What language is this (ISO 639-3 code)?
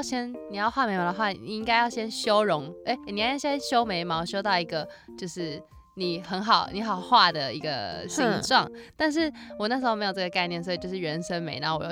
zho